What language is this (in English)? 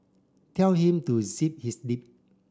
English